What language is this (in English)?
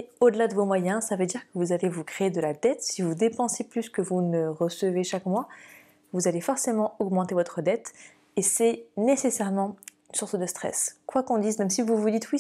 French